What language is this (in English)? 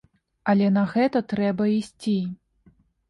Belarusian